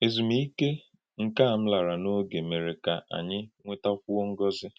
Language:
Igbo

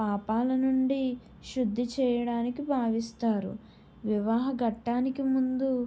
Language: Telugu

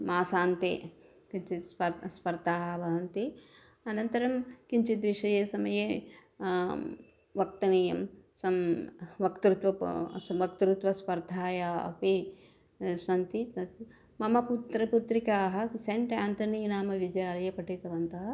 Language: Sanskrit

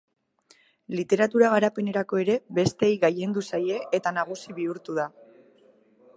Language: Basque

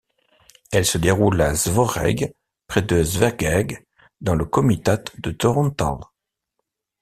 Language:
French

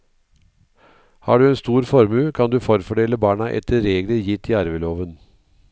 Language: Norwegian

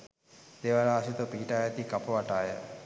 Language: Sinhala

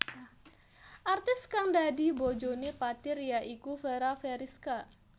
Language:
Javanese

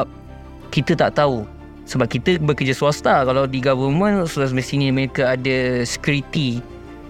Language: Malay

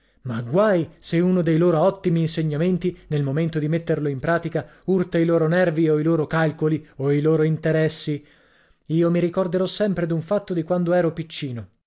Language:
Italian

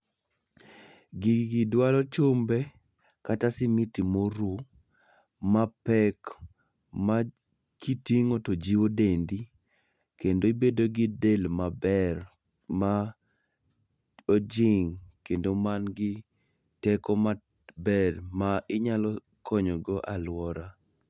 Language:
Luo (Kenya and Tanzania)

